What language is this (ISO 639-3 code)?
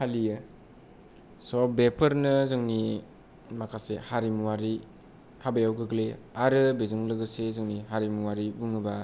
brx